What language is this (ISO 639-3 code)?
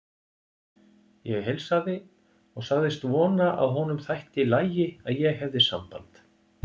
isl